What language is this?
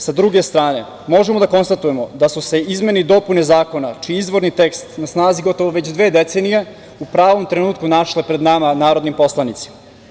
Serbian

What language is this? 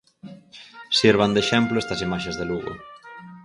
Galician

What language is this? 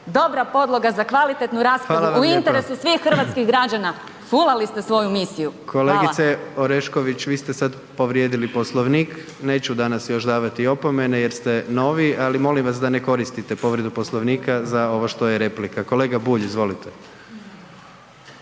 Croatian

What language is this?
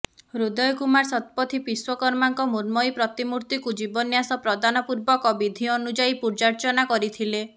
Odia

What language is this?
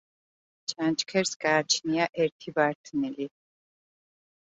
Georgian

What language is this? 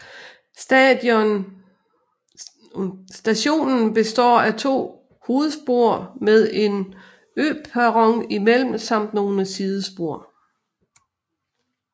Danish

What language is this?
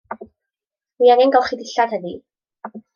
Welsh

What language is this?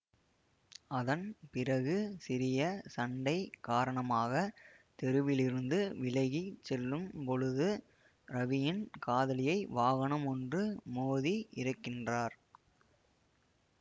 Tamil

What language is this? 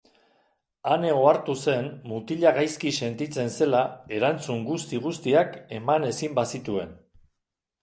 Basque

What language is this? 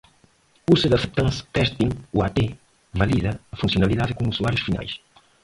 Portuguese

